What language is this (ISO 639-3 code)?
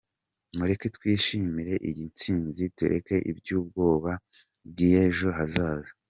kin